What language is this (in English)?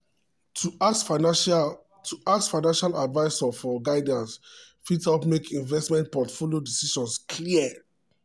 Nigerian Pidgin